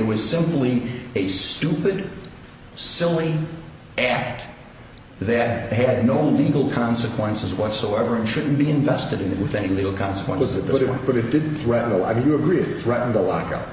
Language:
English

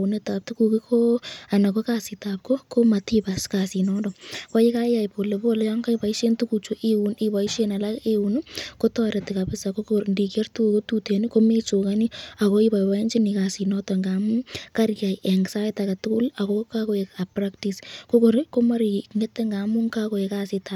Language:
Kalenjin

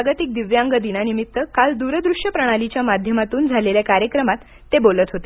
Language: Marathi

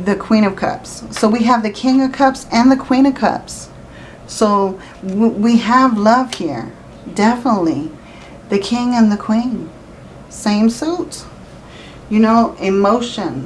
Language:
English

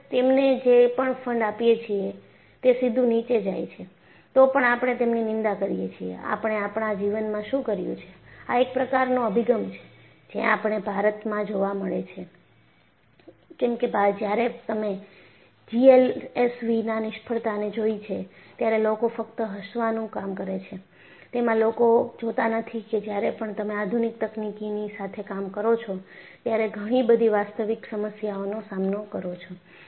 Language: Gujarati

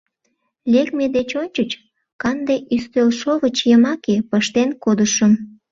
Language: Mari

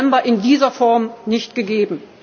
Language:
German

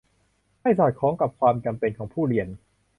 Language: Thai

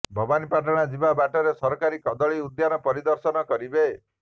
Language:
Odia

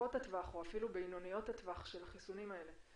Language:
Hebrew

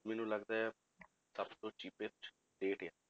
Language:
Punjabi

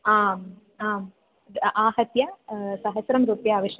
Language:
Sanskrit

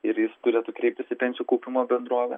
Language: Lithuanian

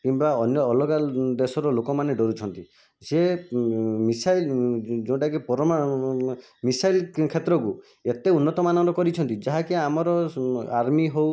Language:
Odia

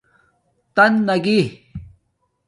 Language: Domaaki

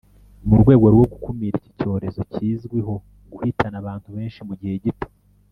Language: Kinyarwanda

